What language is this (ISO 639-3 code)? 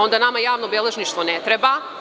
srp